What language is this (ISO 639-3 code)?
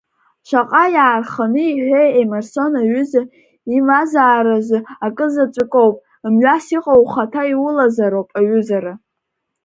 abk